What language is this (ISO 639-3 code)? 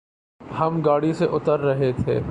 urd